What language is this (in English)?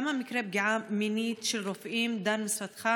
Hebrew